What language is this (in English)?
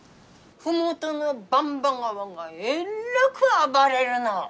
Japanese